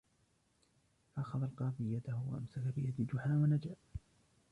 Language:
Arabic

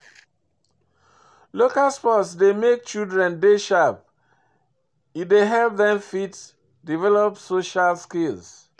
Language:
Nigerian Pidgin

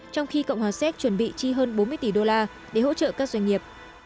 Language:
Vietnamese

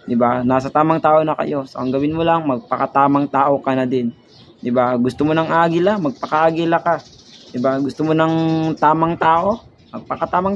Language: Filipino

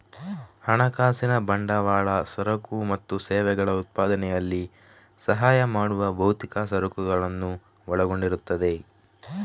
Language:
Kannada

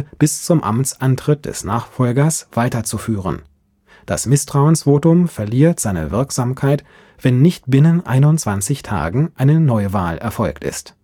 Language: German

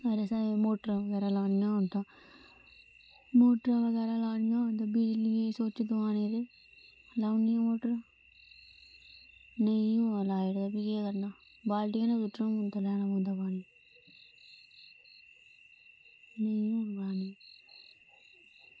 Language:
Dogri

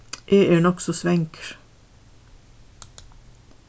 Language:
Faroese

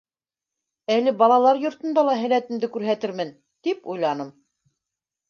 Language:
Bashkir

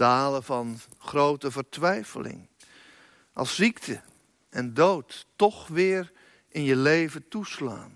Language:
Dutch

